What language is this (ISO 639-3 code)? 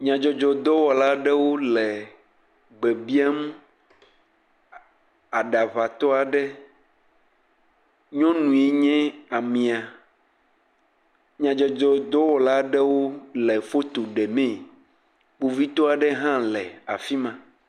ewe